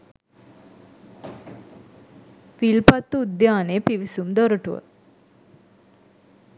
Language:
Sinhala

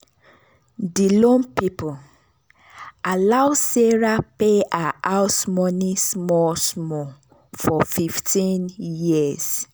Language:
Nigerian Pidgin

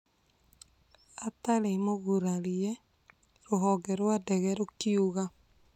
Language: Kikuyu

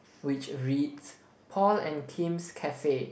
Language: English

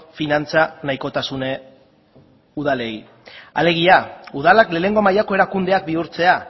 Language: Basque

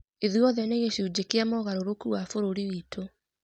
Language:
Kikuyu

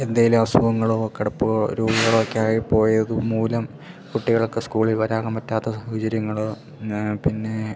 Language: Malayalam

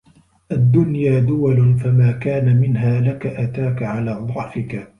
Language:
Arabic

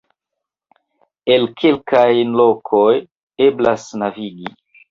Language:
Esperanto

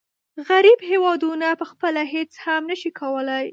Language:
Pashto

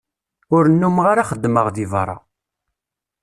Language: Kabyle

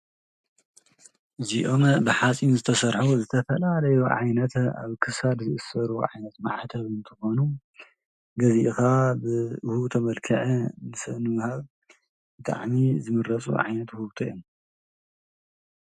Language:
Tigrinya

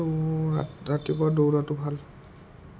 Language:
Assamese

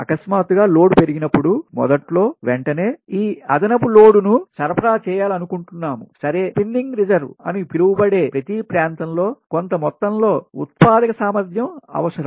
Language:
Telugu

